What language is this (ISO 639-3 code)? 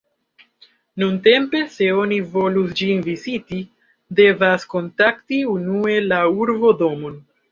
epo